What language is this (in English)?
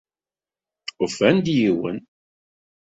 Kabyle